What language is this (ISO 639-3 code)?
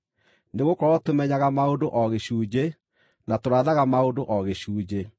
kik